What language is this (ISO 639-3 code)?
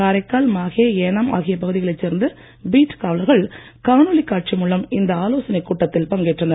tam